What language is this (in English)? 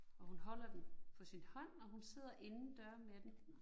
Danish